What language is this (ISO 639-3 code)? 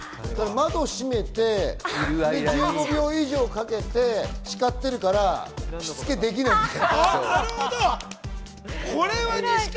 jpn